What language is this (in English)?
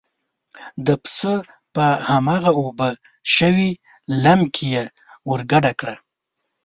Pashto